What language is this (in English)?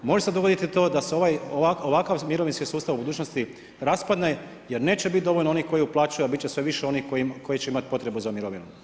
Croatian